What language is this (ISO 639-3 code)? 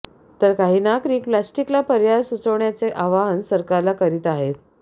mar